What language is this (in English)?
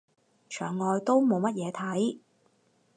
Cantonese